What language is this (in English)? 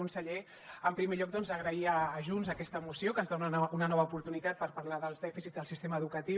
Catalan